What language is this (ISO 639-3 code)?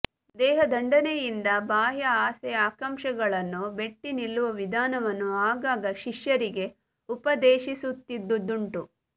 kan